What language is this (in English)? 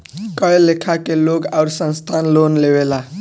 Bhojpuri